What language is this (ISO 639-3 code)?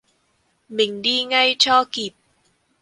vie